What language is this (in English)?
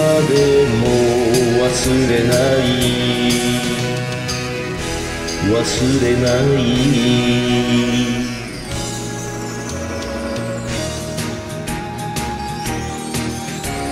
Romanian